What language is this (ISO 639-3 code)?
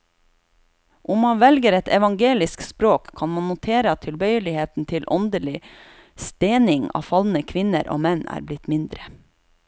nor